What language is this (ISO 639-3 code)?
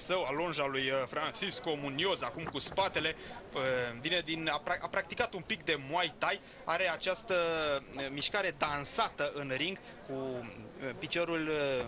ron